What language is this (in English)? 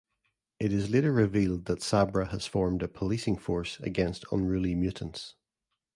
English